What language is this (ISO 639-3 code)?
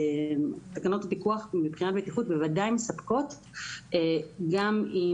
heb